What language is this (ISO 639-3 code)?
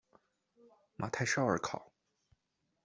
zho